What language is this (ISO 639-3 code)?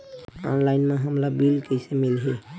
hne